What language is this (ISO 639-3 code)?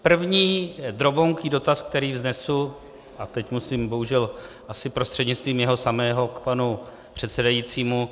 ces